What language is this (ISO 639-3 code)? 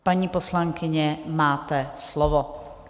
ces